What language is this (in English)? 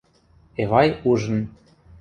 Western Mari